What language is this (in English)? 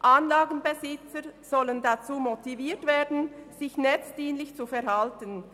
Swiss German